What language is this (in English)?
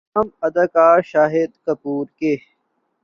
Urdu